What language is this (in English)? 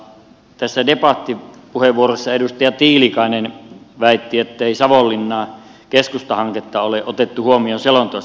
Finnish